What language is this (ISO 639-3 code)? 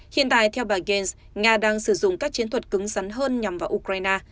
vie